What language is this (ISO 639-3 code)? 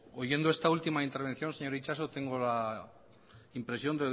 spa